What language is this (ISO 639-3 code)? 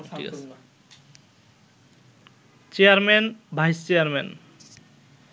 ben